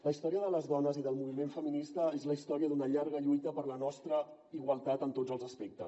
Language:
Catalan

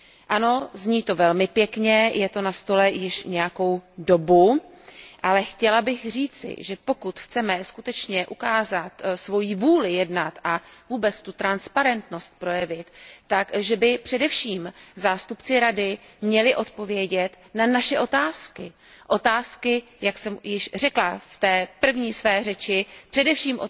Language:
Czech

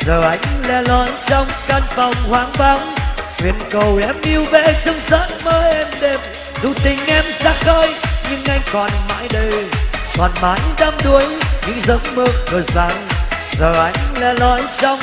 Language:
Vietnamese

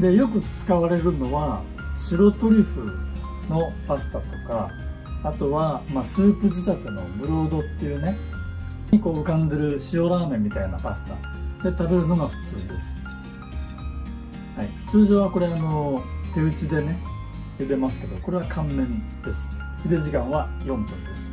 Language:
Japanese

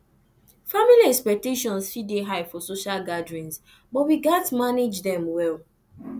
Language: Nigerian Pidgin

